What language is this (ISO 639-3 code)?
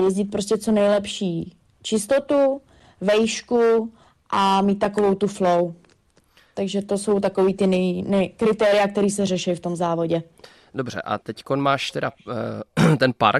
ces